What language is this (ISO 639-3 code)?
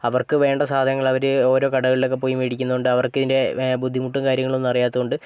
mal